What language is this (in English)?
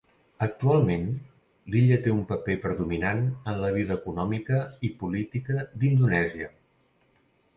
Catalan